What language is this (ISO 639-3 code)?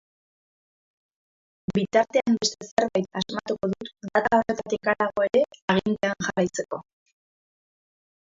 eus